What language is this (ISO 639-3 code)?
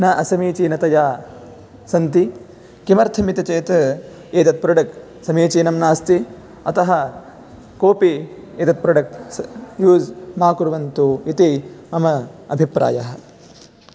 san